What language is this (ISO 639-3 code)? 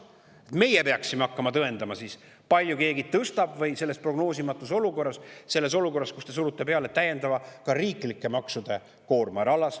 est